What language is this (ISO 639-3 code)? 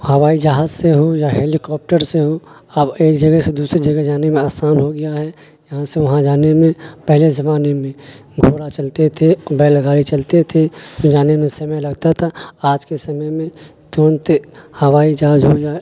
urd